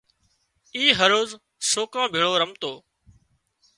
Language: Wadiyara Koli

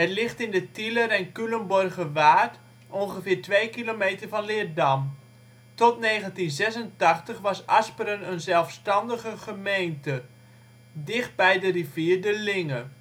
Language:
Dutch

